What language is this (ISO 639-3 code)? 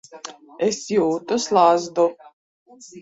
lav